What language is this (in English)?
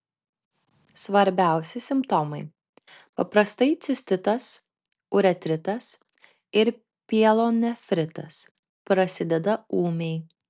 Lithuanian